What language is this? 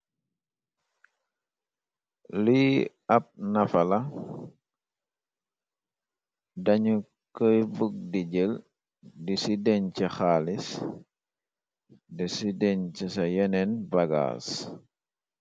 Wolof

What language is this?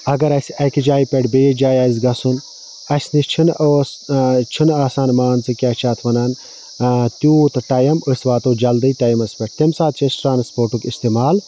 Kashmiri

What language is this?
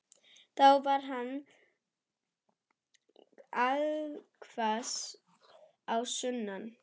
Icelandic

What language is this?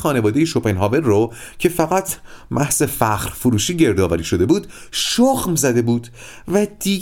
Persian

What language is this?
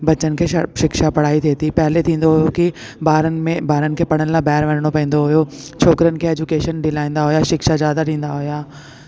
Sindhi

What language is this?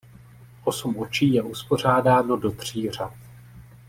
Czech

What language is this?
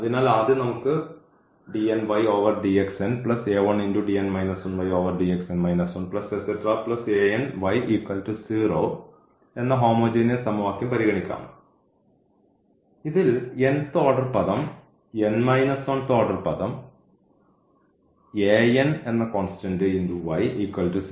Malayalam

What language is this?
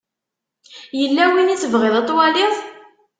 Kabyle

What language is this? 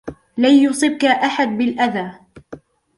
Arabic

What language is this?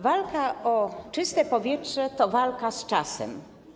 Polish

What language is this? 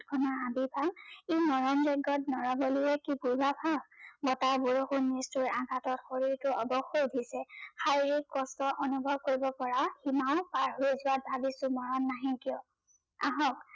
Assamese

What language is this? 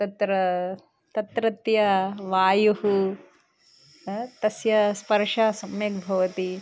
Sanskrit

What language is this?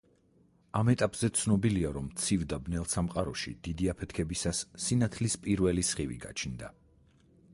Georgian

